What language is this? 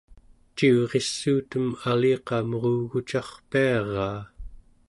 Central Yupik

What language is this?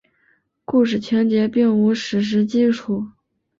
Chinese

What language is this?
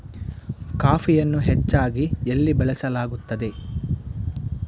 Kannada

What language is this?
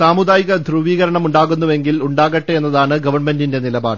Malayalam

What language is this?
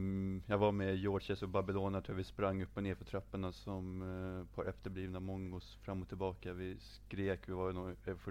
Swedish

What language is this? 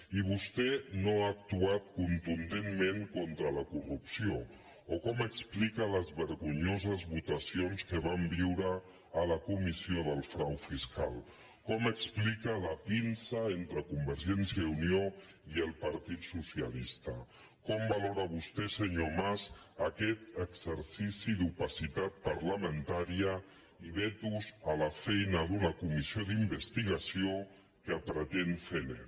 Catalan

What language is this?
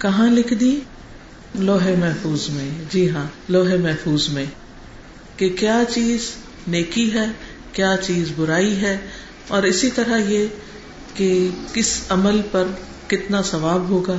Urdu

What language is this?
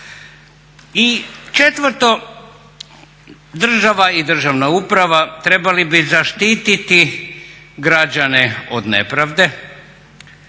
Croatian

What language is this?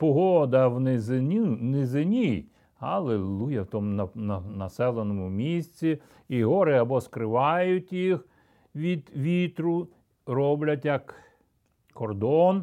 Ukrainian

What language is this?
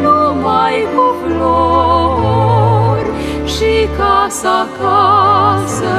Romanian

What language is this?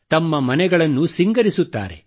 Kannada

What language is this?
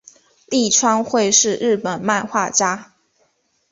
Chinese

